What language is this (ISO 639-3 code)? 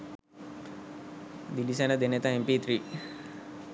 sin